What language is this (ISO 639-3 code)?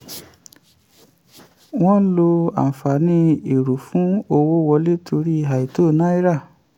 yor